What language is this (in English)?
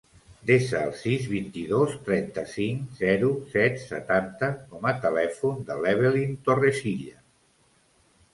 Catalan